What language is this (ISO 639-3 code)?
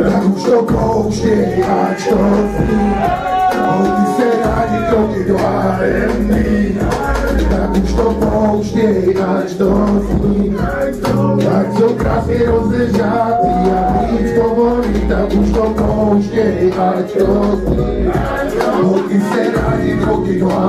pol